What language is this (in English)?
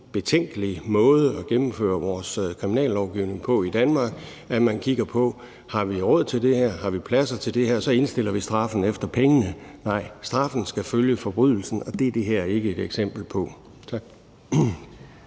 Danish